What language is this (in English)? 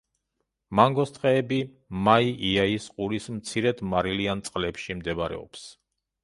Georgian